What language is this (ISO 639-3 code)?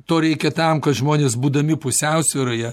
lit